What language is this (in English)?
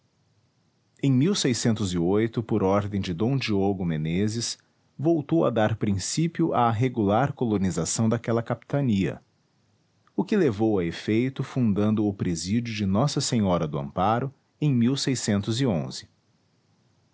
Portuguese